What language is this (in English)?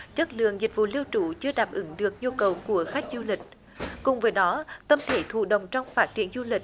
Vietnamese